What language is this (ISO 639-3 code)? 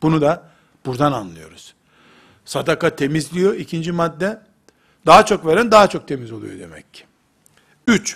tur